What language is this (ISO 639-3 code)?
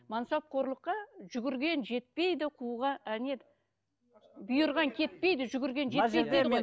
kaz